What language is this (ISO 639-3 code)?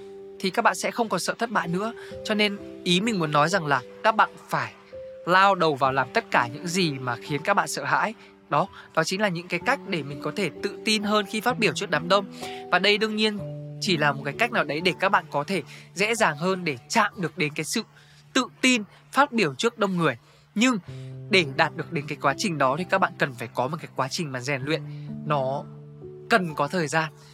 vie